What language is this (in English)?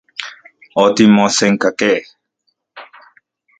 Central Puebla Nahuatl